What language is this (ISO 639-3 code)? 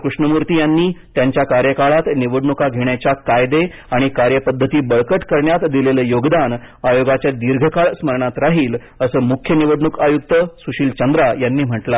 mar